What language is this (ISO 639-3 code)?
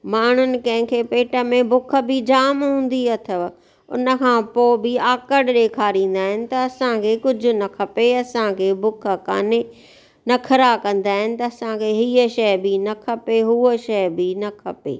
snd